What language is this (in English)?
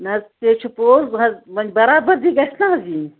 Kashmiri